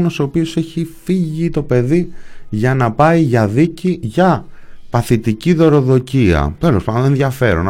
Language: Greek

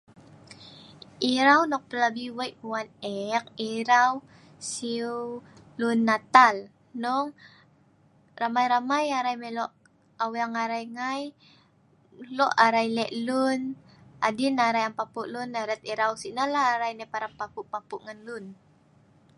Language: Sa'ban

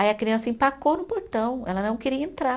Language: Portuguese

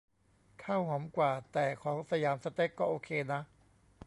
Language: Thai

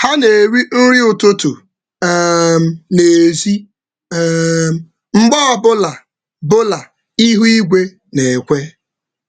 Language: Igbo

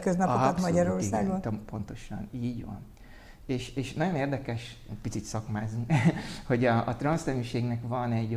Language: Hungarian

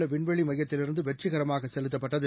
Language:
Tamil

